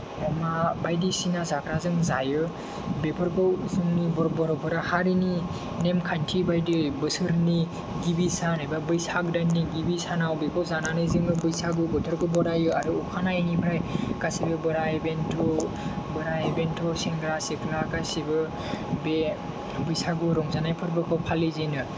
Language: Bodo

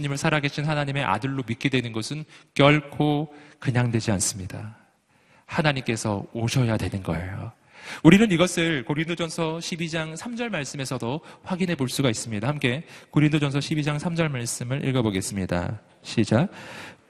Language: Korean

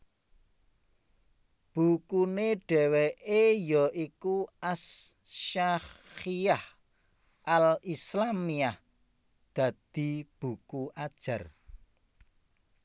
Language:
Javanese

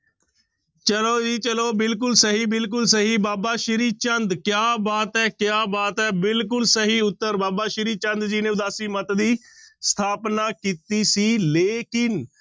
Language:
Punjabi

